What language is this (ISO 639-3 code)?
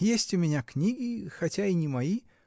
rus